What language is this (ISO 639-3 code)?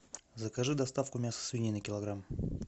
rus